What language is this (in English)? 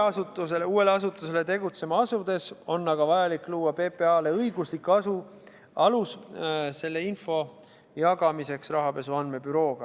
Estonian